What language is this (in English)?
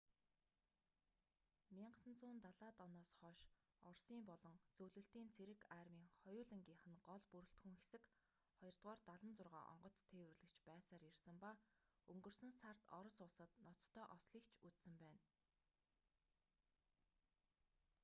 Mongolian